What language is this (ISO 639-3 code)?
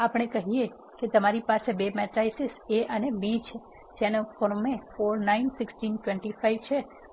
guj